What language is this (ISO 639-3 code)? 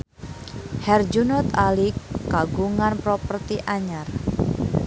sun